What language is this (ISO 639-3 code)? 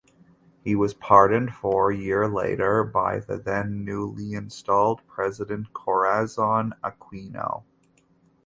eng